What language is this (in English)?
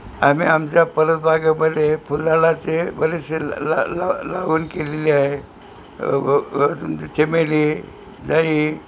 Marathi